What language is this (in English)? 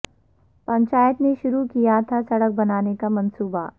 Urdu